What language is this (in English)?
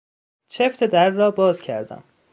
Persian